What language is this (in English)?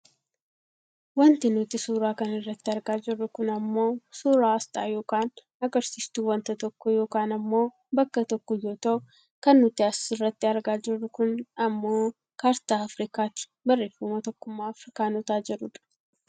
Oromo